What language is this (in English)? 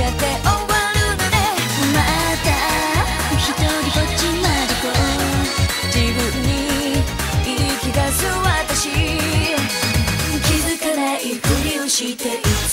Korean